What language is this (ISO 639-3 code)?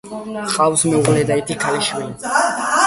kat